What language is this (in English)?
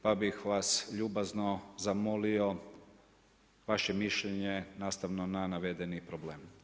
Croatian